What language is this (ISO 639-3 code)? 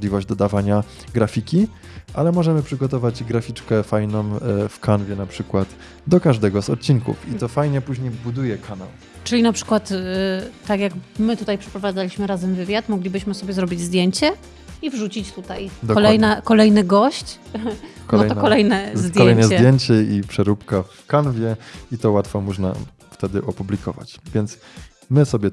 pol